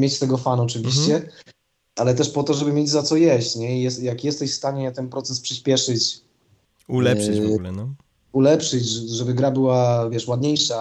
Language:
Polish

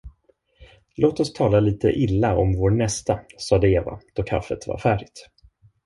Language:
Swedish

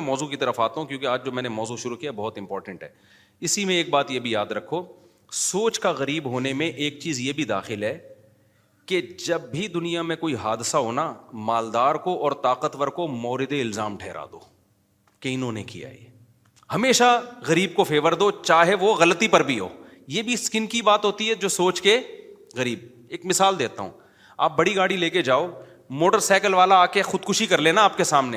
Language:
Urdu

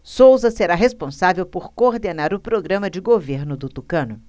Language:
Portuguese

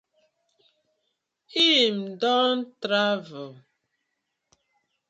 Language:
Nigerian Pidgin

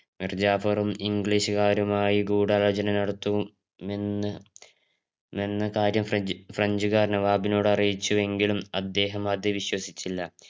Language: Malayalam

